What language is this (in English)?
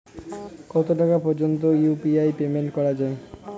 Bangla